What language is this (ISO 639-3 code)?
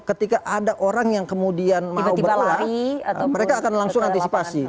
ind